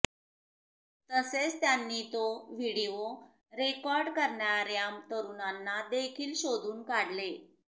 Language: Marathi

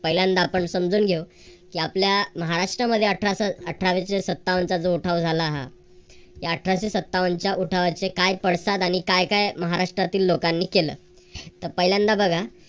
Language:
Marathi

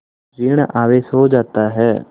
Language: Hindi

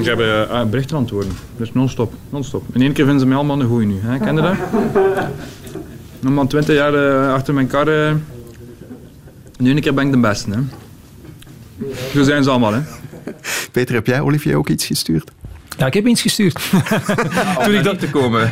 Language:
Dutch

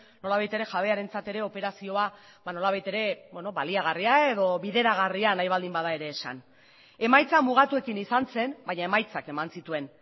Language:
Basque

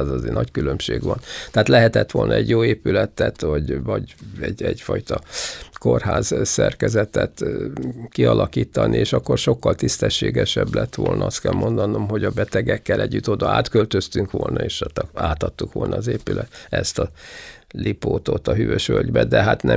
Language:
Hungarian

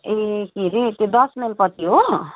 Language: Nepali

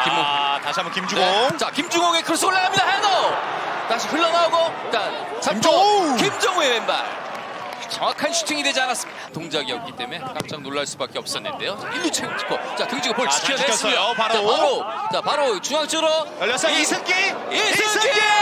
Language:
Korean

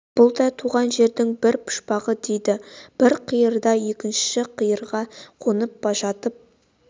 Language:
Kazakh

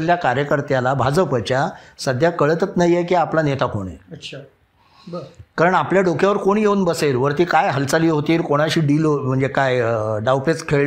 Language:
Marathi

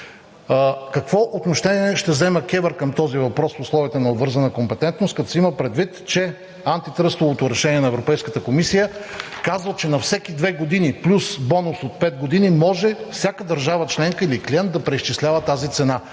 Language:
Bulgarian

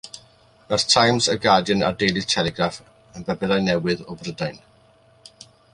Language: Welsh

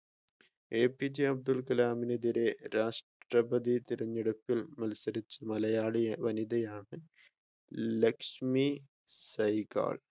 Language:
Malayalam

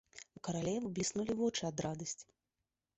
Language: Belarusian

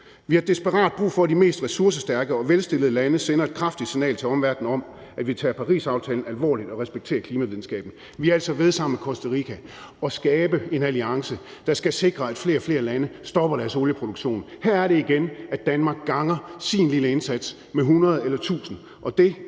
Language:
Danish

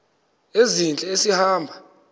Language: Xhosa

